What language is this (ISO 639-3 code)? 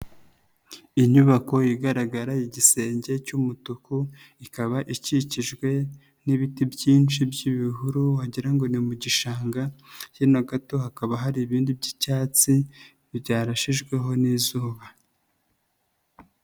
kin